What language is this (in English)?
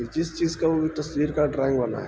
Urdu